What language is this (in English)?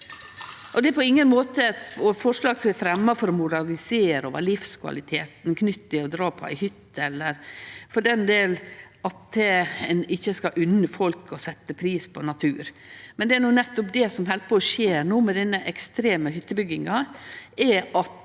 Norwegian